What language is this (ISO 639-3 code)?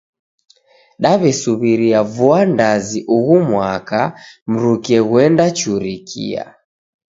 dav